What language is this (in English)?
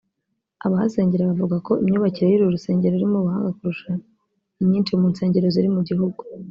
Kinyarwanda